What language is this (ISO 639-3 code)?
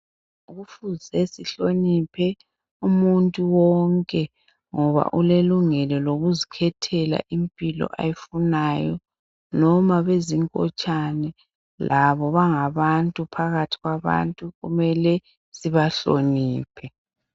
nde